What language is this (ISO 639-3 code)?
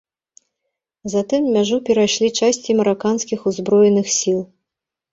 bel